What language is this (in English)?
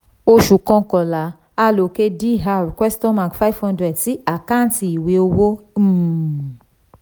Yoruba